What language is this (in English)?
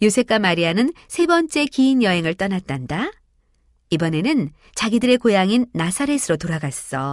Korean